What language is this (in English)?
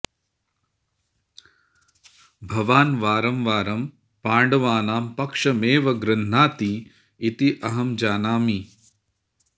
Sanskrit